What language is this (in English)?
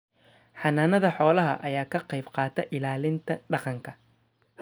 Somali